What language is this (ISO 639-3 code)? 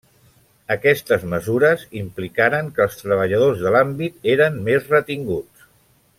cat